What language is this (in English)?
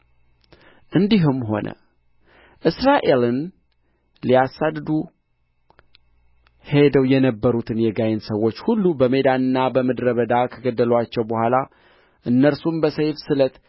Amharic